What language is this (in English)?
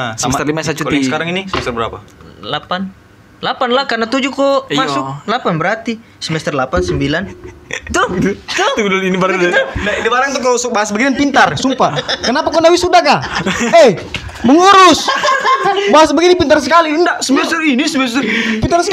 Indonesian